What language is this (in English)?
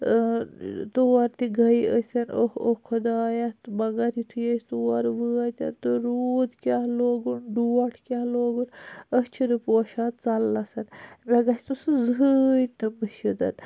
Kashmiri